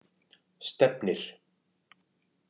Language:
Icelandic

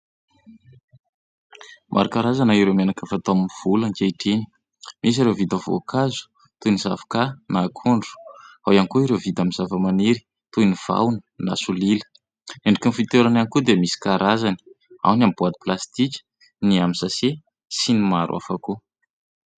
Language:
Malagasy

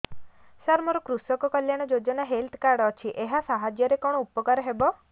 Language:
Odia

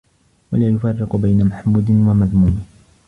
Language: Arabic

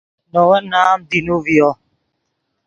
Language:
Yidgha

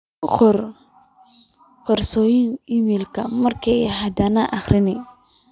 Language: Somali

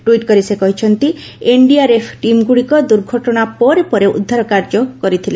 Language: Odia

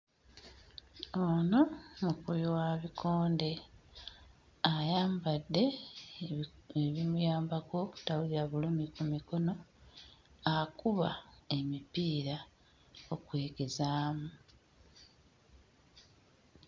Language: Ganda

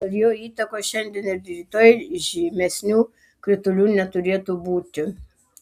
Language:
Lithuanian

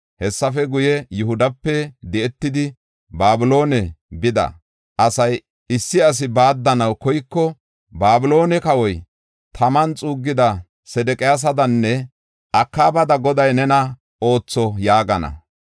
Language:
Gofa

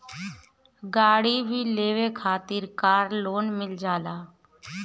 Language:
Bhojpuri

